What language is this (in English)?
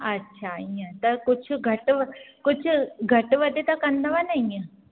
Sindhi